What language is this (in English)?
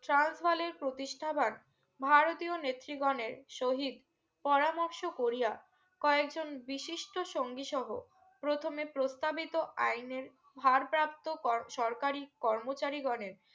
Bangla